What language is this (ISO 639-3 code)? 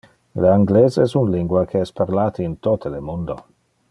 ina